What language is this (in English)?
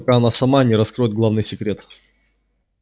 Russian